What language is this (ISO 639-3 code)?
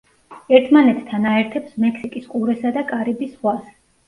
kat